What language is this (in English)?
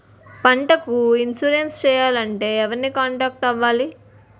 Telugu